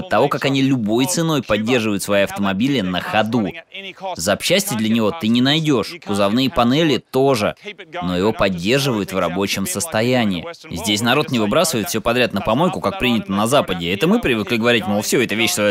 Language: Russian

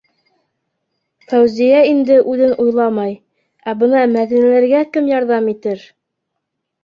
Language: Bashkir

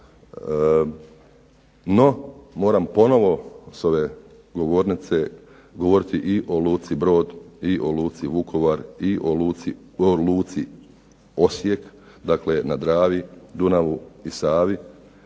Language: Croatian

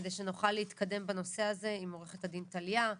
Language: Hebrew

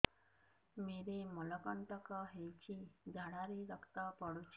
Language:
Odia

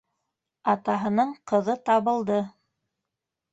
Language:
Bashkir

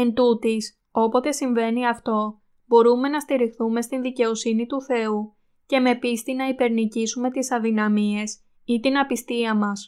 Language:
Greek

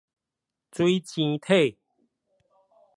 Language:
Min Nan Chinese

